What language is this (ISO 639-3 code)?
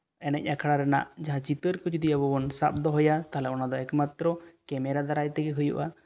sat